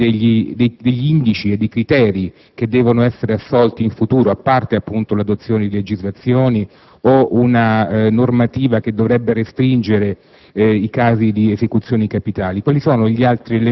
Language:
Italian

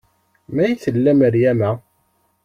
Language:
Kabyle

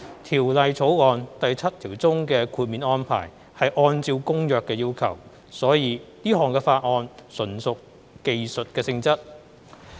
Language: Cantonese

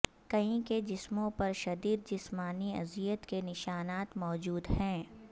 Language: Urdu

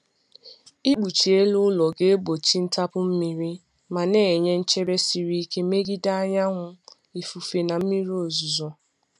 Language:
Igbo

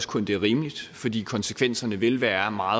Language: Danish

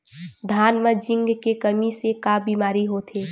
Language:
Chhattisgarhi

